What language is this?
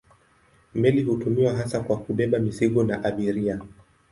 Swahili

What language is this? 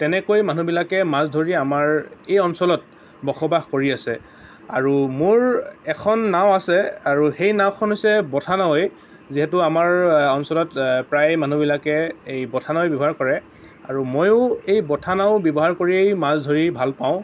Assamese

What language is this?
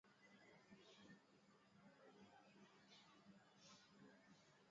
Swahili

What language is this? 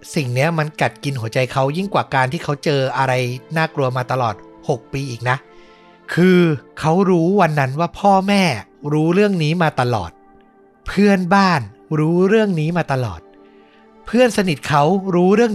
Thai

